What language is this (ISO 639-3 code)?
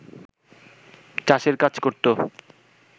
ben